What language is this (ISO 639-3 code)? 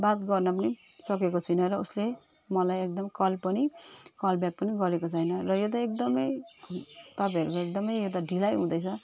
nep